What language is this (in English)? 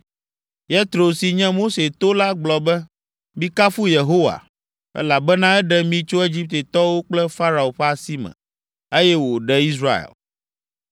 Ewe